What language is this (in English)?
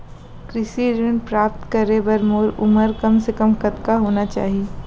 Chhattisgarhi